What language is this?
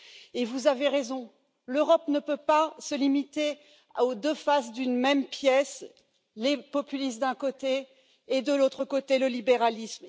French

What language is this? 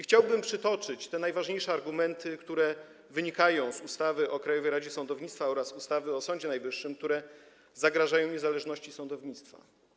Polish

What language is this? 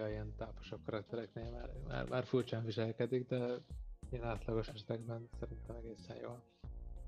Hungarian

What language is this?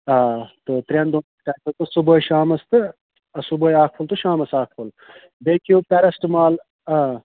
Kashmiri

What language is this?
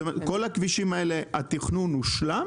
Hebrew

